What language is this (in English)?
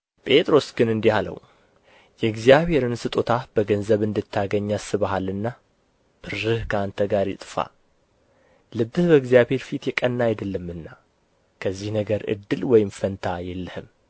Amharic